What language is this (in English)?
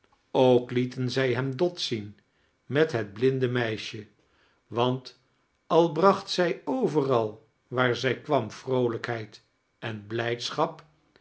Dutch